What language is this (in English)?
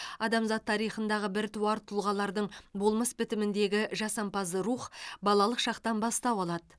Kazakh